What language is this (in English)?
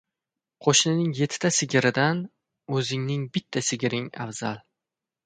Uzbek